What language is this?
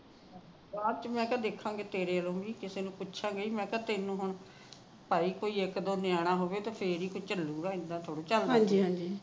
Punjabi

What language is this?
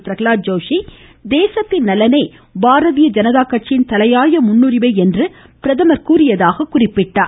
Tamil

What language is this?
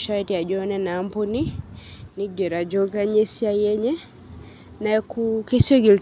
Masai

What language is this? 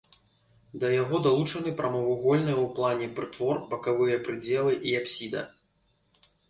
Belarusian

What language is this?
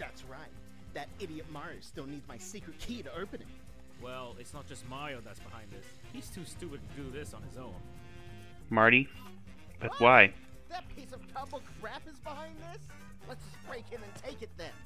English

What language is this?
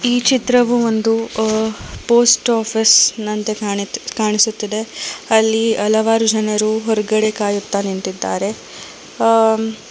Kannada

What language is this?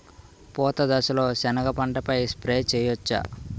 Telugu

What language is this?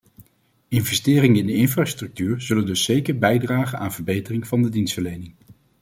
Dutch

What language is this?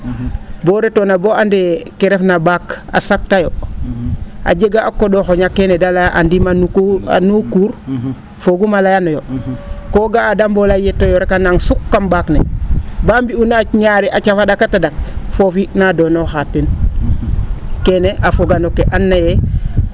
Serer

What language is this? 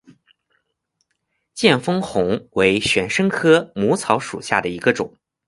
Chinese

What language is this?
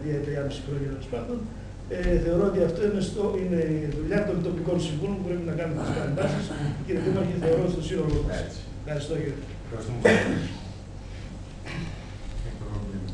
Greek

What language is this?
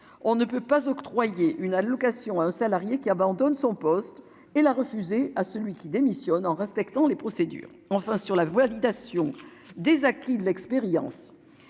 French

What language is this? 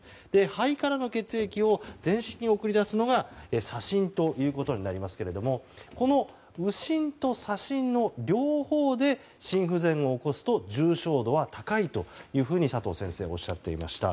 Japanese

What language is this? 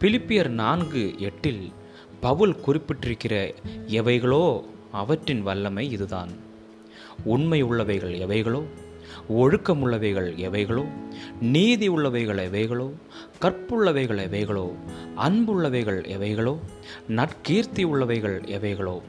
Tamil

